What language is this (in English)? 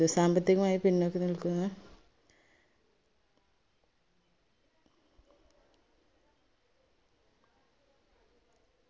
Malayalam